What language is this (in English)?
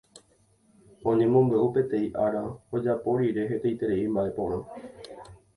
Guarani